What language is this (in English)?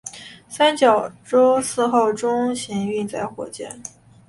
Chinese